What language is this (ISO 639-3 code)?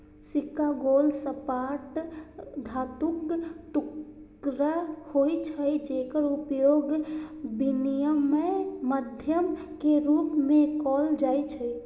mai